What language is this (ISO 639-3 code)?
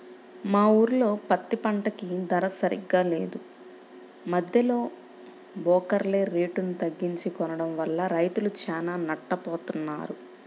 tel